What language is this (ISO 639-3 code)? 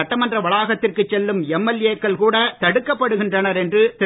tam